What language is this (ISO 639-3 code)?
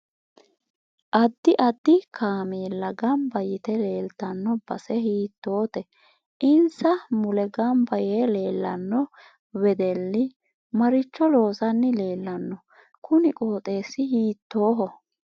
sid